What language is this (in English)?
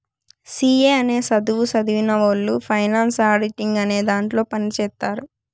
Telugu